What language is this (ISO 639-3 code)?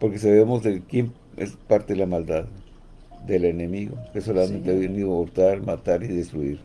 spa